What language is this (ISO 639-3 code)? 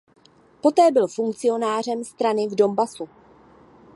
ces